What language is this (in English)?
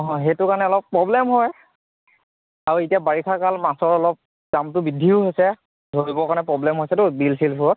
Assamese